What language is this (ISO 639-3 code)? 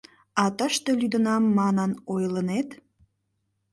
chm